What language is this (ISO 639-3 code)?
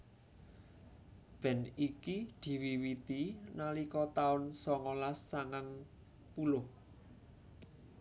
jav